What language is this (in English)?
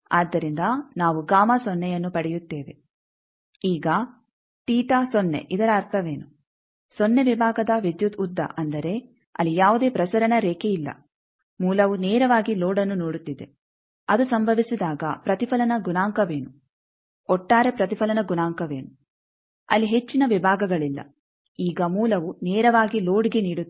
Kannada